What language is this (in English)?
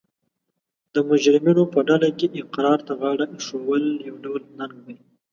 Pashto